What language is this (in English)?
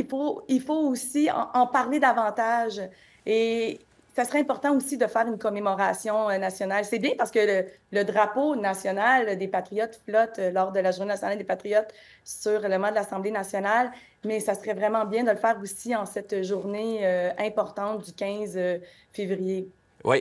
French